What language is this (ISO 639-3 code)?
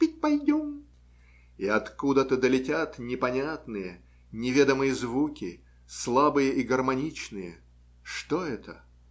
rus